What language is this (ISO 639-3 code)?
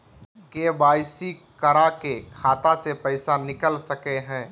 mag